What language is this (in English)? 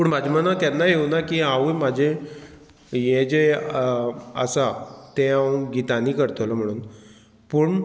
Konkani